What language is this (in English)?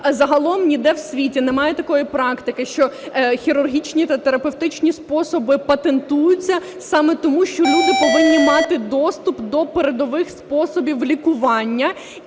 Ukrainian